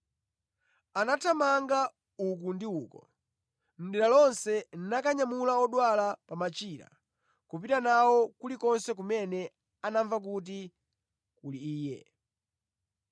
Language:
Nyanja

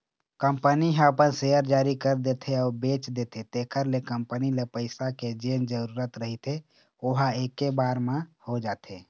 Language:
Chhattisgarhi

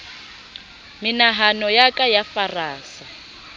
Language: Southern Sotho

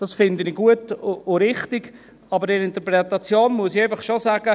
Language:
Swiss German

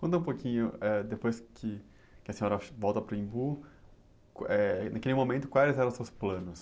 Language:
Portuguese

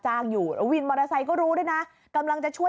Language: Thai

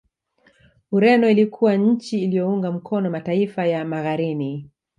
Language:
Swahili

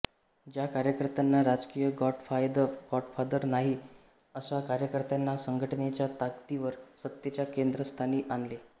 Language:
Marathi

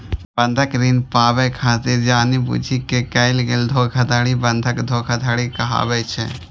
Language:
Maithili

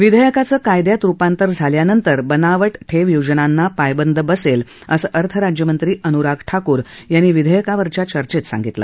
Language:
Marathi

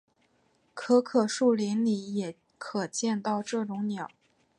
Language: Chinese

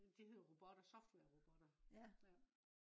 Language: Danish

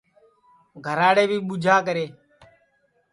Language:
Sansi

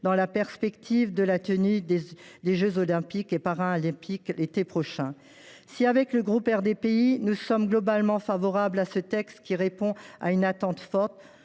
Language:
French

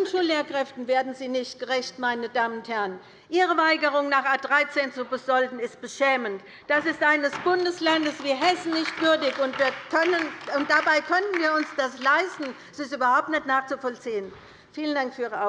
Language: German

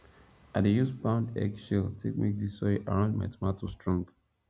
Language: Nigerian Pidgin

